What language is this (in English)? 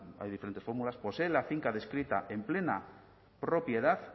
Spanish